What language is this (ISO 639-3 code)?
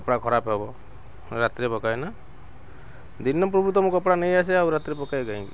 ori